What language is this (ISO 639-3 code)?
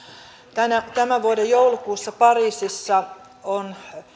fin